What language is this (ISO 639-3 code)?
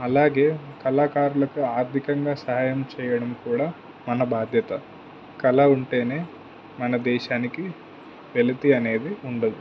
tel